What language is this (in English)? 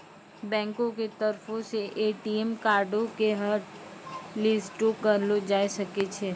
Maithili